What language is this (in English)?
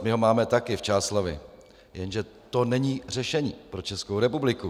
Czech